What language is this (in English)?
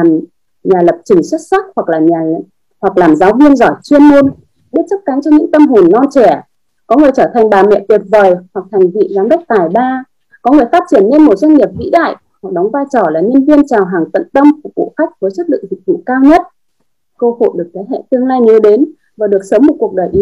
Vietnamese